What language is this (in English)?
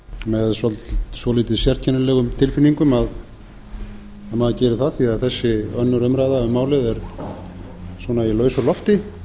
Icelandic